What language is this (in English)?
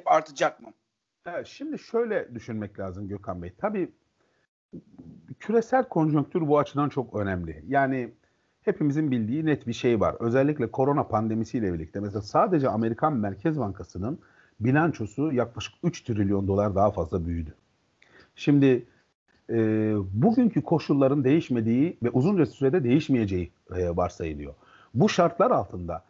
Turkish